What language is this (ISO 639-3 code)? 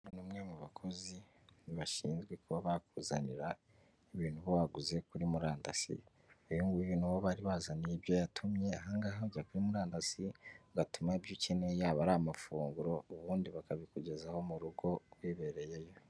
kin